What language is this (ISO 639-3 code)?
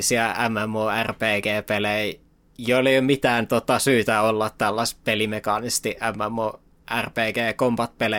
fin